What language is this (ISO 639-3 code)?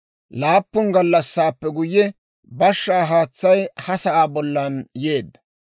dwr